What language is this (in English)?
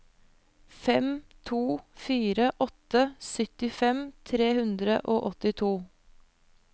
Norwegian